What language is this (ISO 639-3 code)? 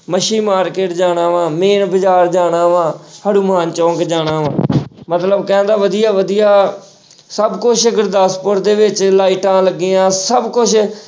pan